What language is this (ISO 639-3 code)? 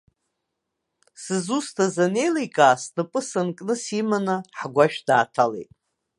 abk